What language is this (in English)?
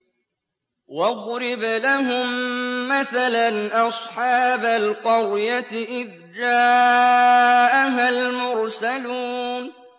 Arabic